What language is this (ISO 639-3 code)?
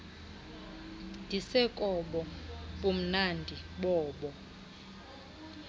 xho